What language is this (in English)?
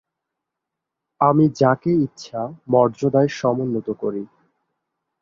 Bangla